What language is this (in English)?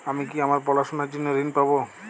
Bangla